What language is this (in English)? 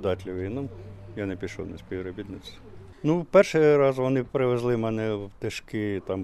Ukrainian